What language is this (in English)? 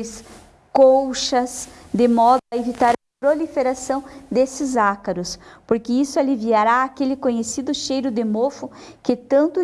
Portuguese